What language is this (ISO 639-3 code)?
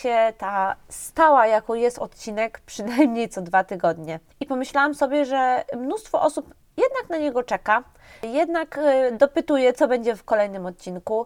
pol